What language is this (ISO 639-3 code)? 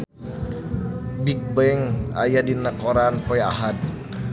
sun